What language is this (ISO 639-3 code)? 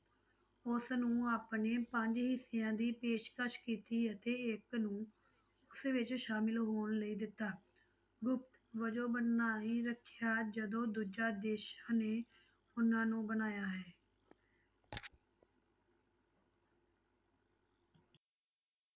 pan